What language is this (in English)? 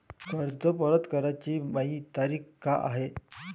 Marathi